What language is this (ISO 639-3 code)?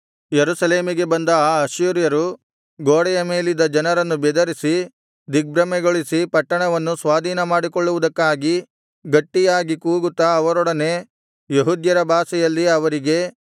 kan